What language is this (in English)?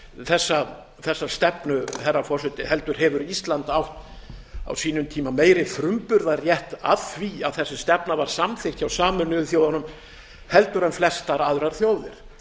Icelandic